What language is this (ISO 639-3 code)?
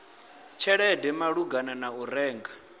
ven